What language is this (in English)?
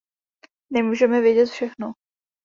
Czech